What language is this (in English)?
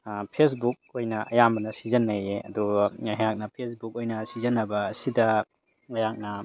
Manipuri